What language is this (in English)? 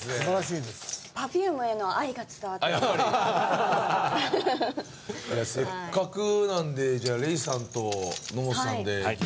Japanese